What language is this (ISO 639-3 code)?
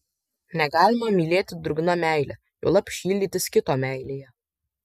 lit